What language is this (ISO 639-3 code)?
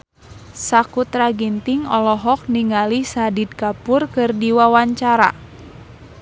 sun